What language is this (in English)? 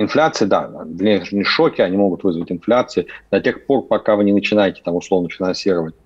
Russian